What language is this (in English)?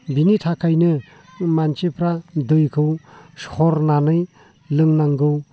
Bodo